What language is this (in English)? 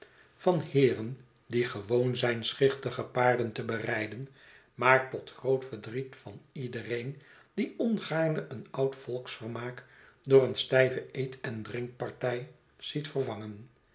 Dutch